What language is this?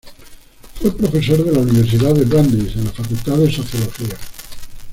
Spanish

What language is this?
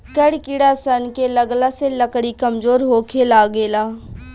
Bhojpuri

